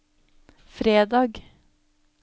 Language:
Norwegian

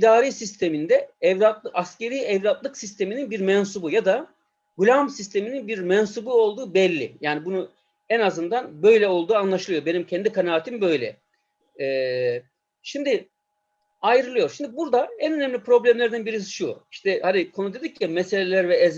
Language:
Turkish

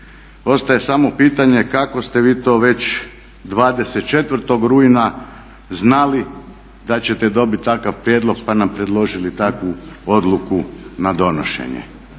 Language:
Croatian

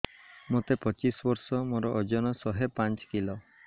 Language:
Odia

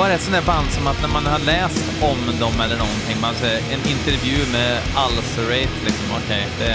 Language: Swedish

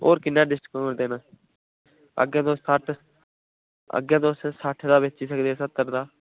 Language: Dogri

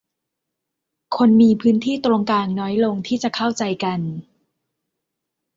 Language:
Thai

